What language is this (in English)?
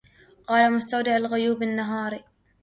Arabic